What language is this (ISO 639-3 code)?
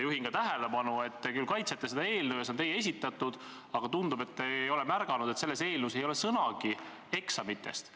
est